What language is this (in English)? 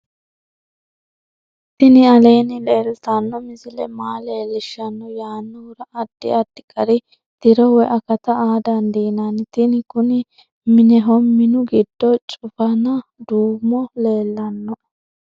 Sidamo